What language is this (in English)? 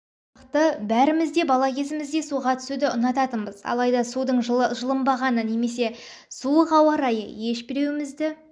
Kazakh